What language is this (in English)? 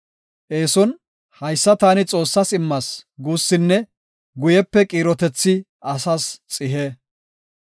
Gofa